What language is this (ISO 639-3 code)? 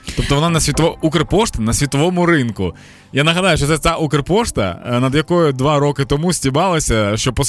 ukr